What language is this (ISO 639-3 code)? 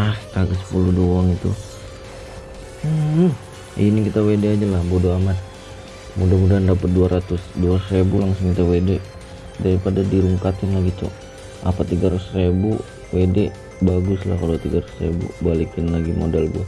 ind